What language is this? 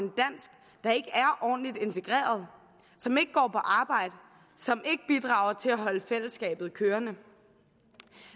Danish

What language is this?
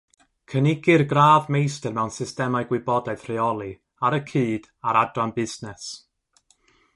Welsh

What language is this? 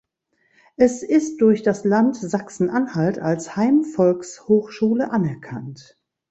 German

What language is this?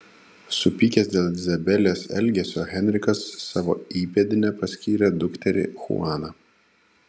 Lithuanian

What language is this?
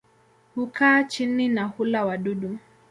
Swahili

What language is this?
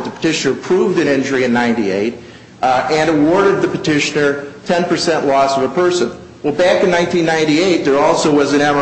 English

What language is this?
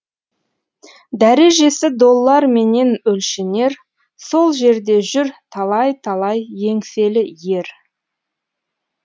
Kazakh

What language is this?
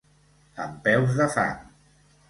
Catalan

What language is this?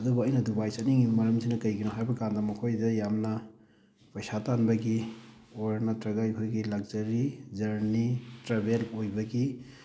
Manipuri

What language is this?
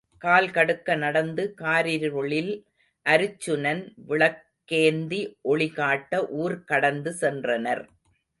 Tamil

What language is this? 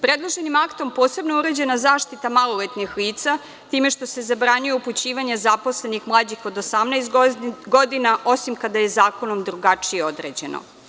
Serbian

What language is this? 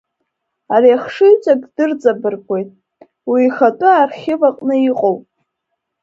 Abkhazian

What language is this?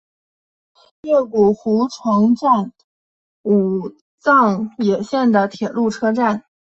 Chinese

